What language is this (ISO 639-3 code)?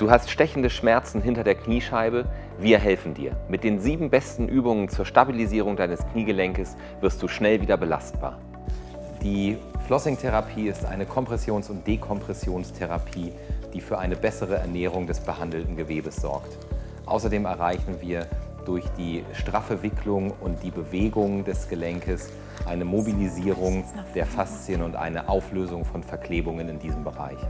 deu